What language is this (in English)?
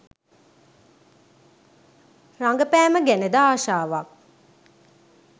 Sinhala